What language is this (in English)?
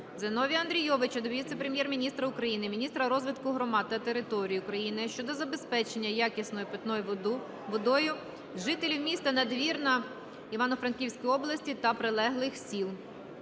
Ukrainian